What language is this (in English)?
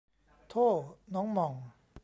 Thai